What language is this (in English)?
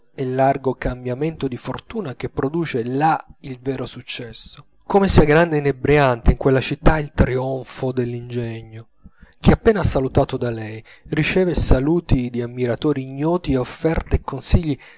Italian